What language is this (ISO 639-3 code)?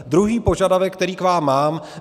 ces